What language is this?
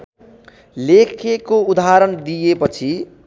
Nepali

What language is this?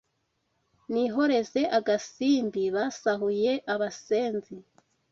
Kinyarwanda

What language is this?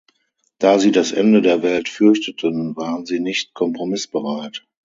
German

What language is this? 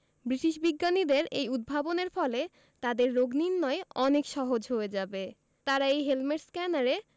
Bangla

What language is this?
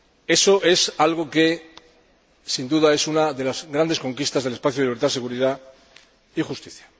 Spanish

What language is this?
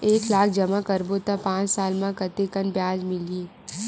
Chhattisgarhi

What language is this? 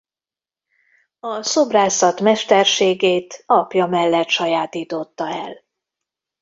Hungarian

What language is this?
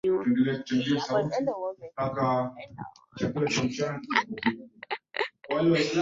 Swahili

